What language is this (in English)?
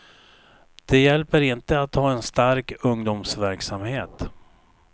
Swedish